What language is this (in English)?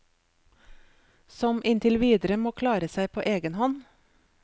Norwegian